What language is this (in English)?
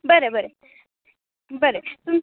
Konkani